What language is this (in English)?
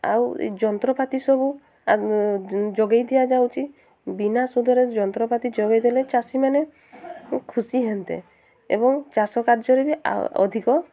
Odia